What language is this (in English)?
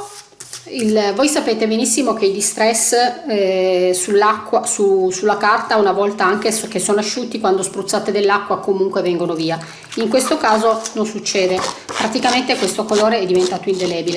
Italian